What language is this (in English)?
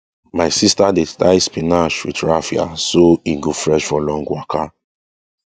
Nigerian Pidgin